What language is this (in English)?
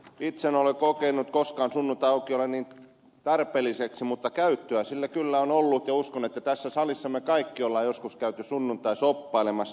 Finnish